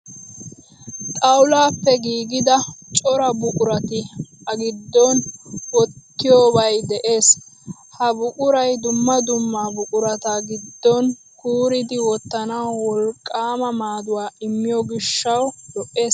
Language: Wolaytta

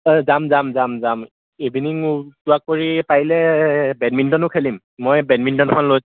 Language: Assamese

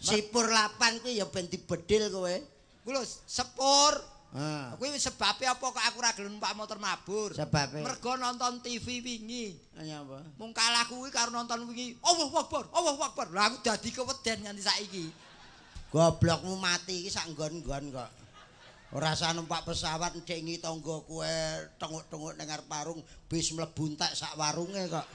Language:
Indonesian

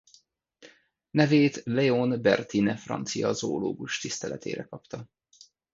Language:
Hungarian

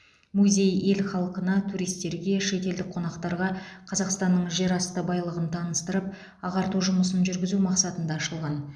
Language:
Kazakh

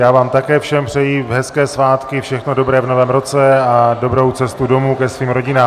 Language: Czech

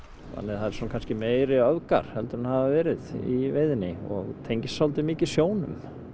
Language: Icelandic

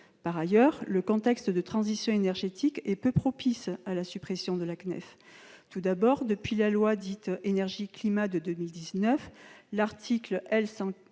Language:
French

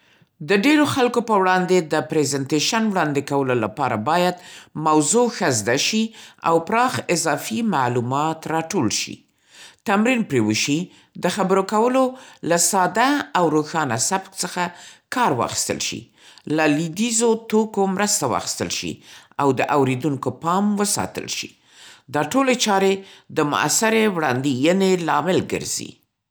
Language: Central Pashto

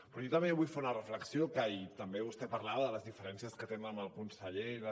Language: Catalan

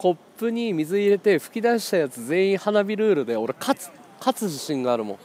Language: Japanese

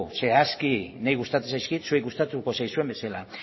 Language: Basque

